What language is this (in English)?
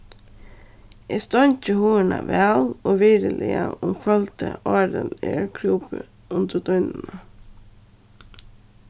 Faroese